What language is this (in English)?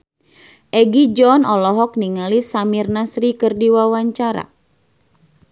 Sundanese